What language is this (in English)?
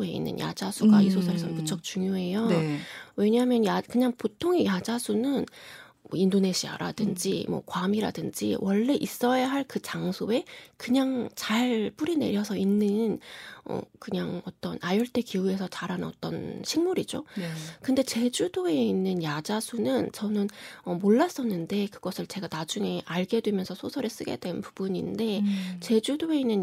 Korean